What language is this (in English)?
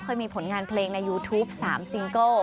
Thai